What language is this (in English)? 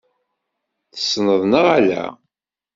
Kabyle